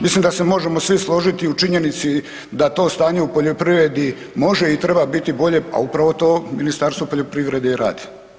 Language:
Croatian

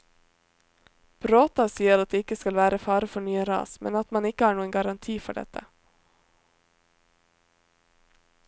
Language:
Norwegian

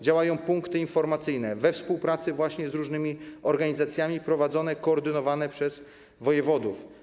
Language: Polish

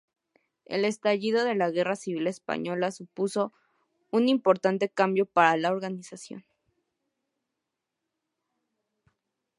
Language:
Spanish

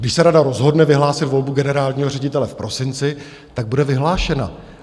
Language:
Czech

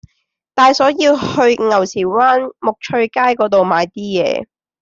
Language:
Cantonese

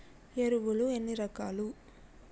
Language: Telugu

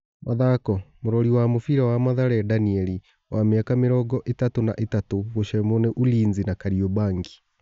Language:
Kikuyu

